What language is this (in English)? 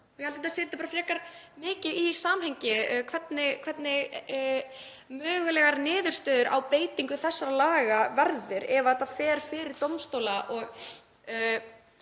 Icelandic